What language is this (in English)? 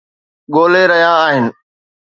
Sindhi